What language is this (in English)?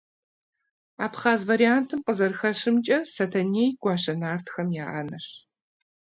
Kabardian